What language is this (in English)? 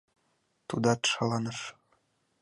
Mari